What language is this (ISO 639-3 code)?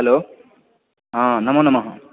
san